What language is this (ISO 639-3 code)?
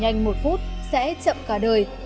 vie